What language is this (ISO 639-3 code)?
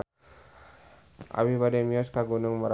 sun